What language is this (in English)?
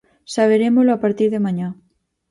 Galician